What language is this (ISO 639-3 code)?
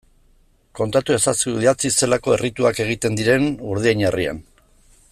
eus